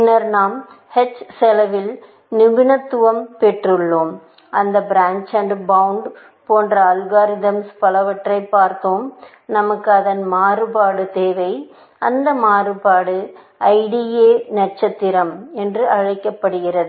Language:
Tamil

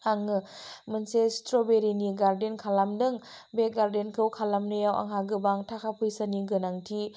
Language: Bodo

